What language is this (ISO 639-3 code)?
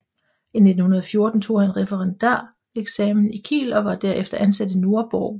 dan